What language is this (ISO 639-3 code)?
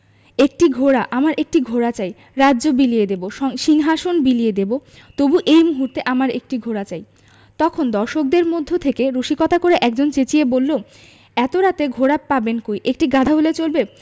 ben